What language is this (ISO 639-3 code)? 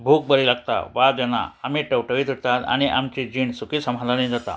kok